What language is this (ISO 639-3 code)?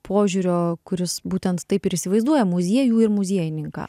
lit